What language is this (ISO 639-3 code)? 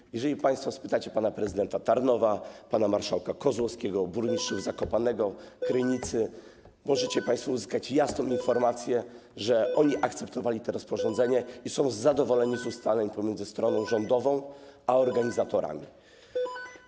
pol